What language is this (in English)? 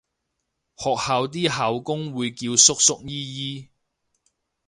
Cantonese